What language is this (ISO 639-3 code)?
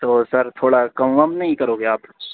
urd